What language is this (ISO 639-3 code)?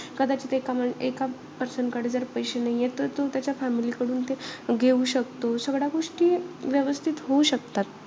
mar